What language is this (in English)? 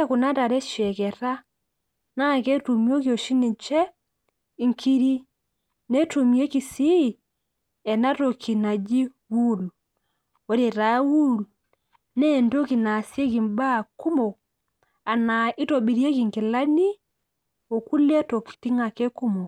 Masai